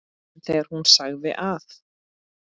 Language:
Icelandic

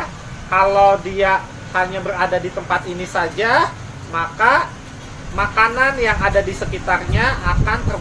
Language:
Indonesian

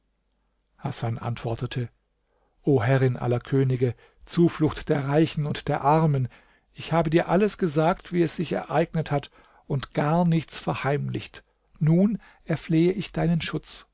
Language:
German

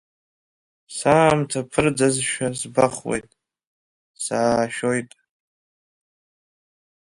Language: Abkhazian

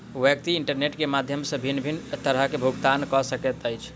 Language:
Maithili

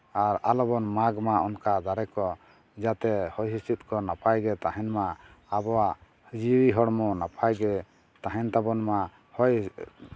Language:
Santali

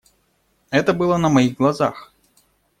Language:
Russian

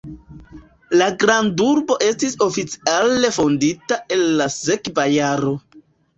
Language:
Esperanto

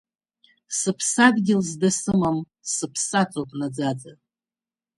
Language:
Abkhazian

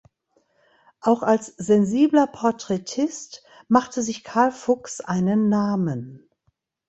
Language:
German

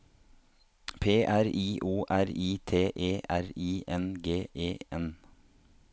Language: Norwegian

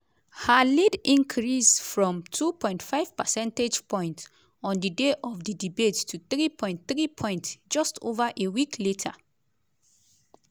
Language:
Nigerian Pidgin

